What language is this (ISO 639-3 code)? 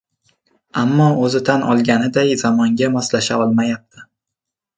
uzb